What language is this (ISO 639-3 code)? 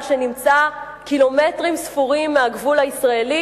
heb